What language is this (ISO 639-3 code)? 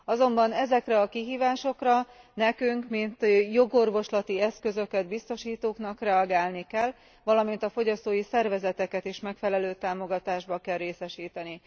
hun